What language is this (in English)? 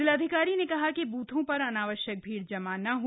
Hindi